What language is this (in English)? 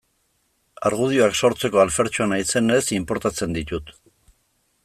Basque